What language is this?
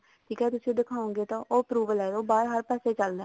Punjabi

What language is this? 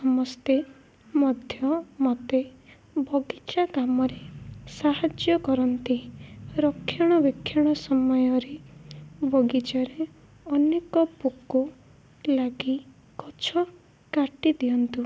Odia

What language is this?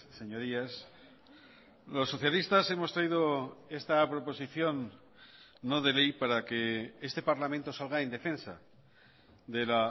Spanish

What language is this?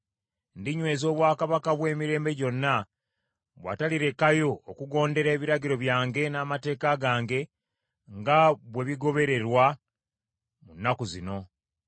Ganda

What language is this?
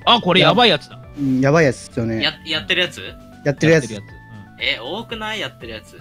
Japanese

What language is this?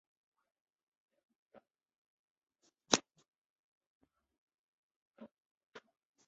Chinese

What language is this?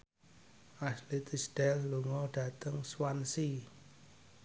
Javanese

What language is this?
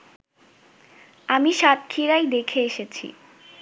Bangla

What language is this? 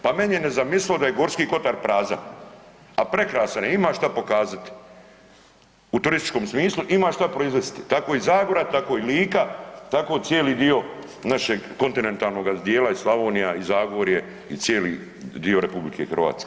Croatian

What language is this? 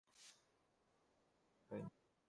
Bangla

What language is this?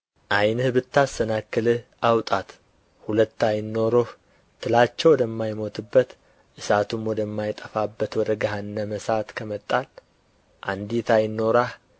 Amharic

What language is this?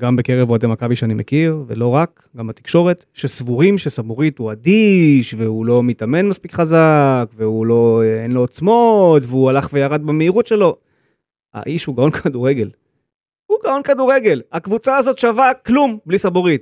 Hebrew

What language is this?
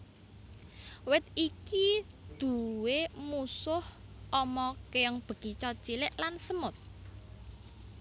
Javanese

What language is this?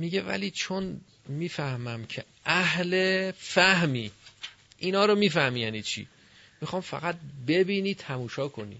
Persian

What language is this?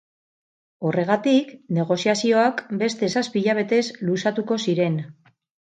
Basque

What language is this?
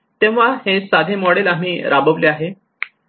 Marathi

